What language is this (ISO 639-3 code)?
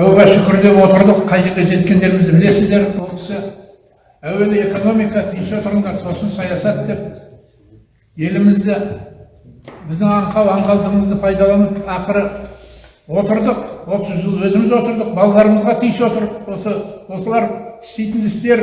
tur